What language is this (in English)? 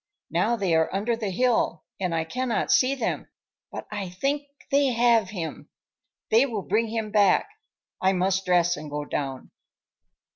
English